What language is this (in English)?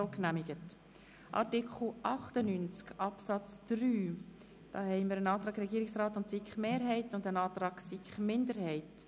Swiss German